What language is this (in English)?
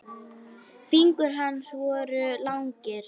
Icelandic